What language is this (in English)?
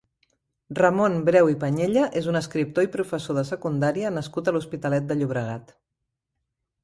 Catalan